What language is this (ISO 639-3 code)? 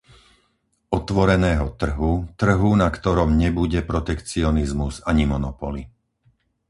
slk